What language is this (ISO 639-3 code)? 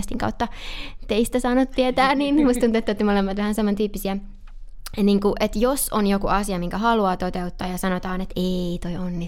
fin